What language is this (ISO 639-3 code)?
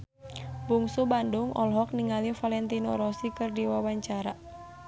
sun